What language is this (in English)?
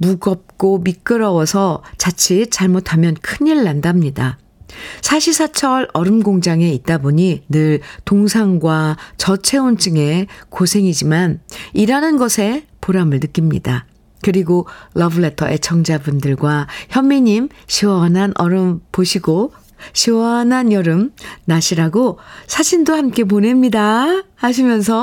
Korean